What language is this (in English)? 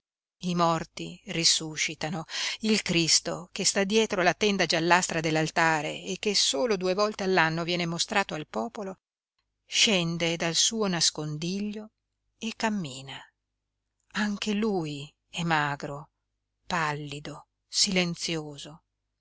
Italian